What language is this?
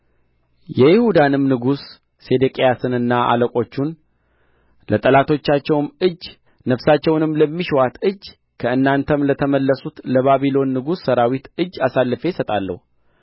Amharic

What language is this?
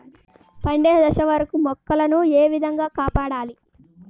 Telugu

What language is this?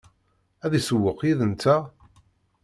Kabyle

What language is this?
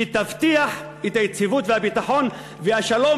Hebrew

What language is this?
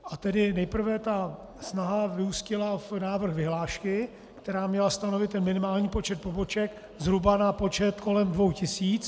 Czech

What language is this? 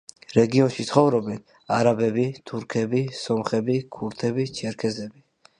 Georgian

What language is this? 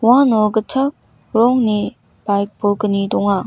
Garo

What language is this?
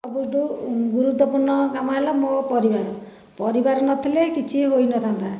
Odia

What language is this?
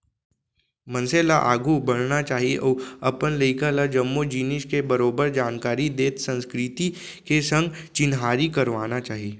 Chhattisgarhi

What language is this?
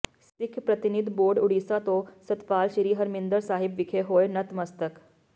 Punjabi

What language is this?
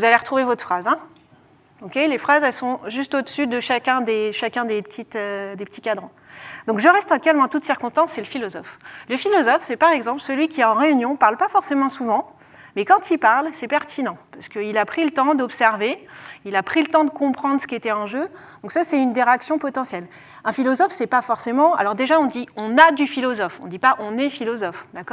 French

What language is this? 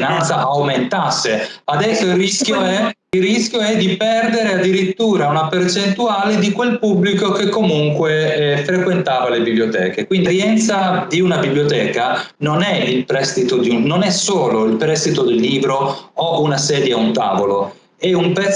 Italian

